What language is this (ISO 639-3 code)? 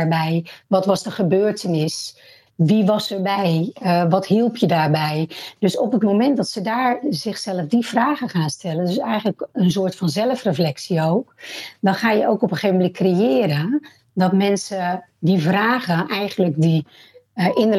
nld